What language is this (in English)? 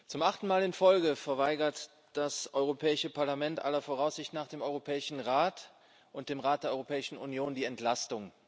German